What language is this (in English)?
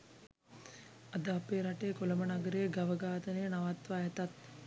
Sinhala